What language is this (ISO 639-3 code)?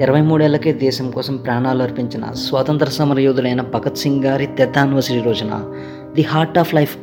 tel